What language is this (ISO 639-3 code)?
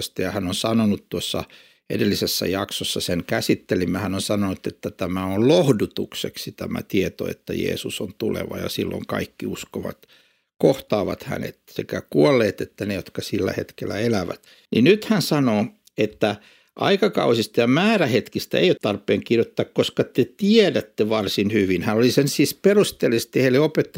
fin